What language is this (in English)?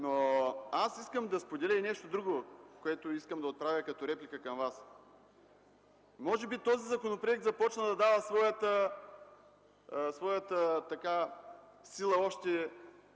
Bulgarian